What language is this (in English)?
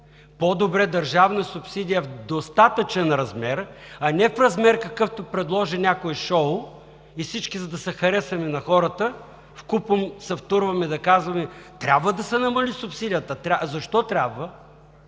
Bulgarian